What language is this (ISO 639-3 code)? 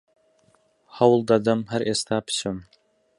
ckb